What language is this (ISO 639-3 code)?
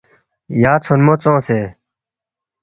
bft